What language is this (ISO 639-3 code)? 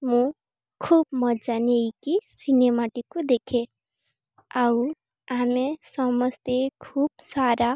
ori